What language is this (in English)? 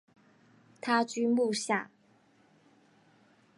Chinese